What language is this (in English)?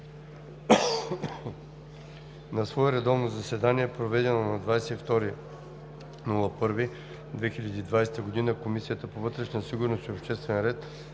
Bulgarian